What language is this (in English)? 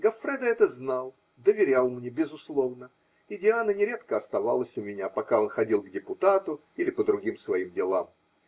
Russian